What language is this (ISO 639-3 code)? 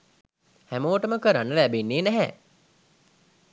sin